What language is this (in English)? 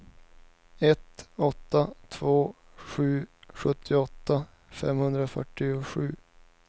Swedish